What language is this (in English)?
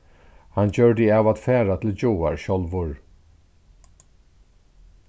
Faroese